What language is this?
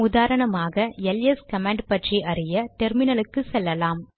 Tamil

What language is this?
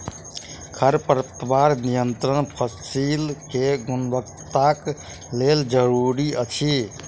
Maithili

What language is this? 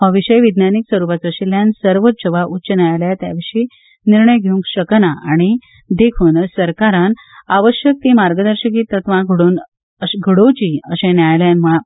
Konkani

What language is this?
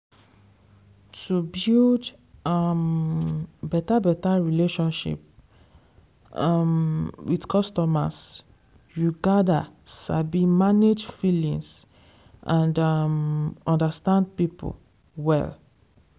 Nigerian Pidgin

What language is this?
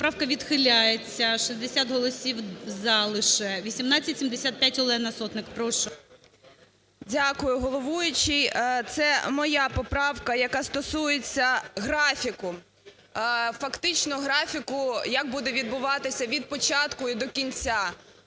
Ukrainian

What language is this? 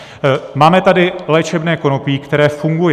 Czech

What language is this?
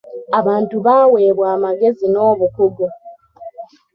Ganda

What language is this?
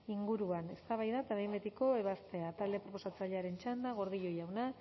Basque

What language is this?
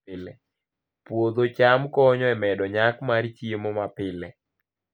Luo (Kenya and Tanzania)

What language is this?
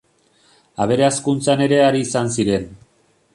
Basque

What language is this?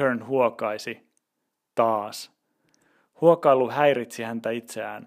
Finnish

